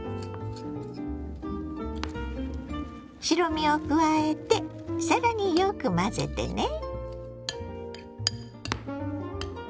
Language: Japanese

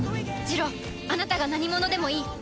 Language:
Japanese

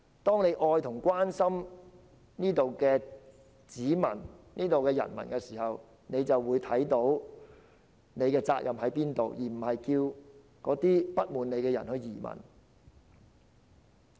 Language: Cantonese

